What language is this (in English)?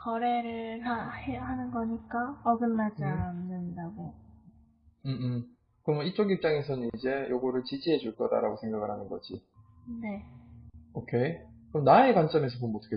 Korean